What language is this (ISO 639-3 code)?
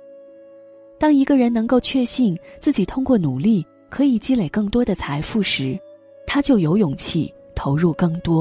zho